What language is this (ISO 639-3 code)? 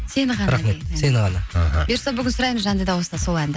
kaz